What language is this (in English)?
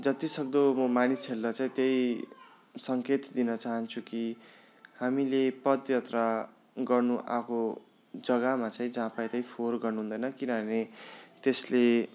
Nepali